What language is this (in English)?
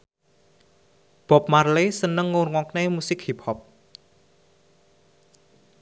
Javanese